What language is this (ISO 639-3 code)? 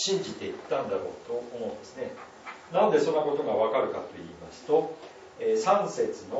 jpn